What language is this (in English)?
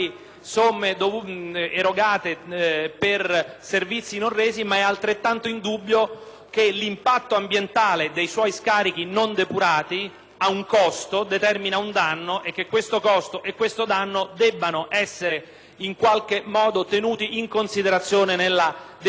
Italian